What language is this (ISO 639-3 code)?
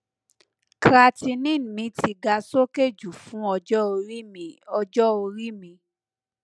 yor